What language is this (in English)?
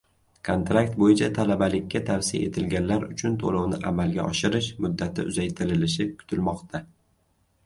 Uzbek